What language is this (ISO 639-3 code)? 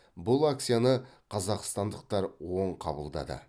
kaz